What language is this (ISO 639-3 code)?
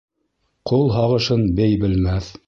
bak